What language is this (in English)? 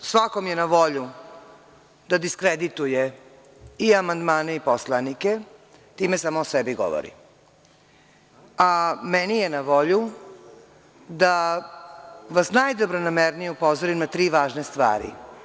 Serbian